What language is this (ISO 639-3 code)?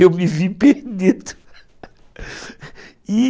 por